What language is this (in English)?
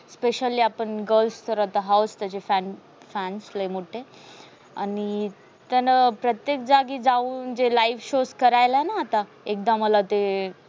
Marathi